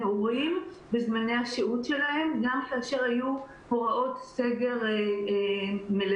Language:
Hebrew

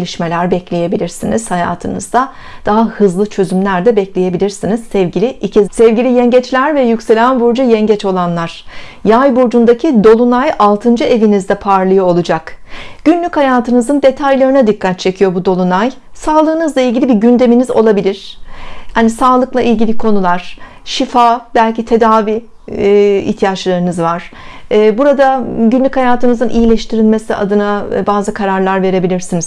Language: Turkish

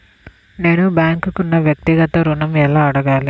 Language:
Telugu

